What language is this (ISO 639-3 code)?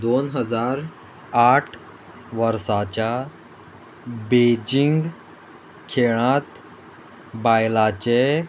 kok